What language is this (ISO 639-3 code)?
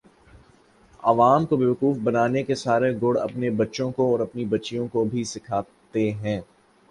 urd